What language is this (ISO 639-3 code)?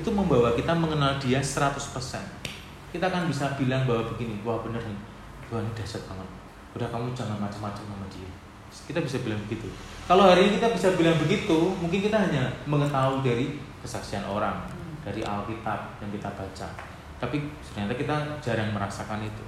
ind